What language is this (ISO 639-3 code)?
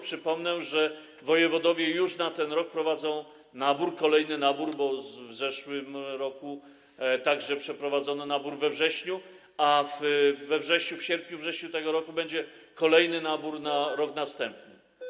pol